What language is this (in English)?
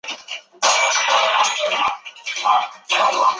Chinese